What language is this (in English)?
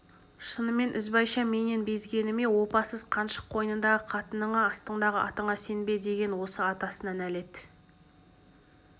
Kazakh